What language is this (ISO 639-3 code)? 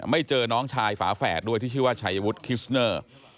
tha